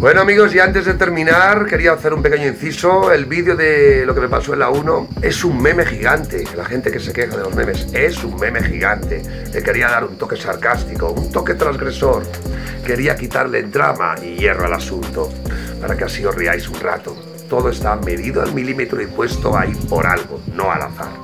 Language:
Spanish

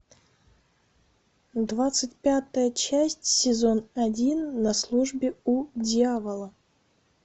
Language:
Russian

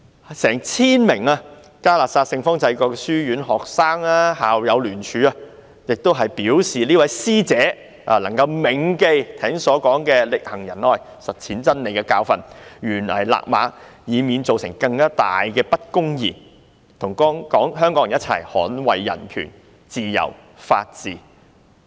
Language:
Cantonese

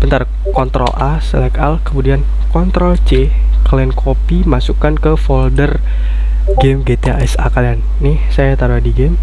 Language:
Indonesian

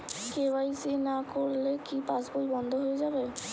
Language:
Bangla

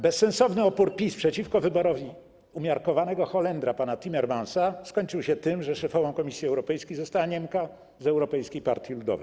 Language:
Polish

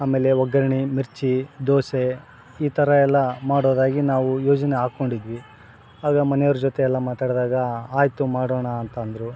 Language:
Kannada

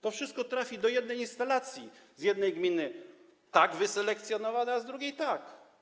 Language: Polish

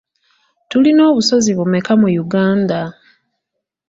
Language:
Ganda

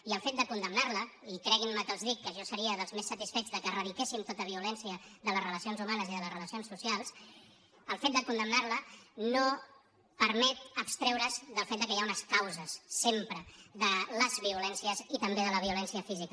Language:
Catalan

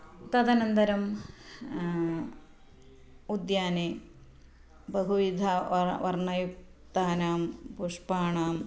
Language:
Sanskrit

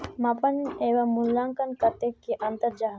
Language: Magahi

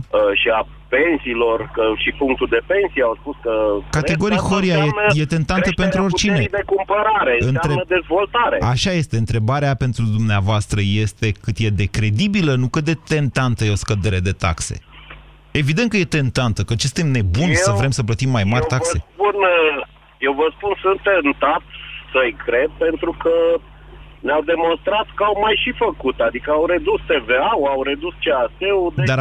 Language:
Romanian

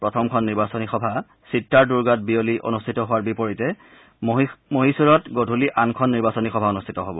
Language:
Assamese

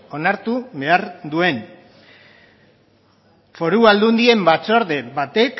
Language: Basque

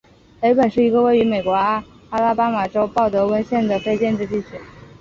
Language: Chinese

